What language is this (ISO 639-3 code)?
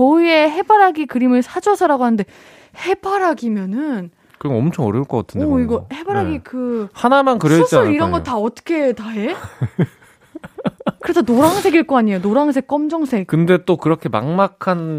kor